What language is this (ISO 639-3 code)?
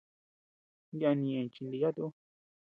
cux